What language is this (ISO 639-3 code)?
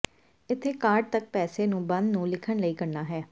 pan